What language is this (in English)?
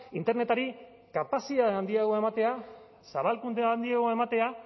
Basque